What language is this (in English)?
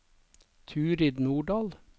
Norwegian